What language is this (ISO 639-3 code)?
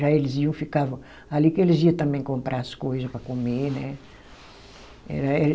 por